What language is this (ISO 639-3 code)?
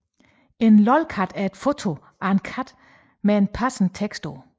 dan